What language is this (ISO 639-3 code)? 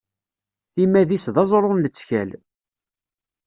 kab